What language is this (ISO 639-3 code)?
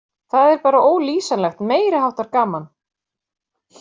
isl